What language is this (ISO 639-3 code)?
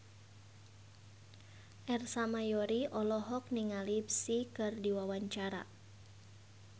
sun